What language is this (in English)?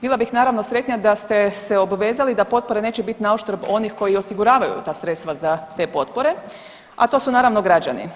Croatian